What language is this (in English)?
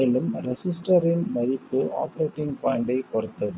Tamil